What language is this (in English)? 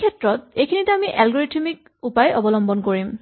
Assamese